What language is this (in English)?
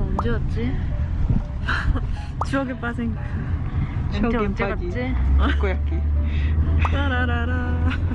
Korean